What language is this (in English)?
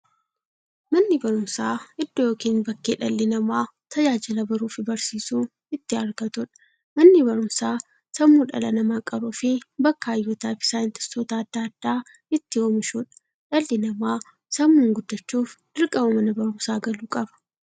Oromo